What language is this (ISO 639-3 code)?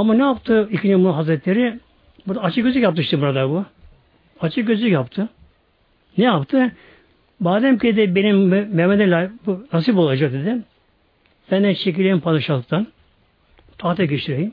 tur